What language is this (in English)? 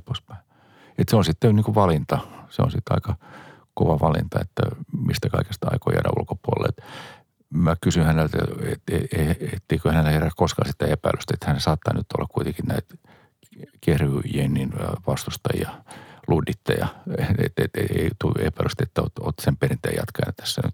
Finnish